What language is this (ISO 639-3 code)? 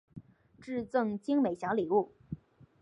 zho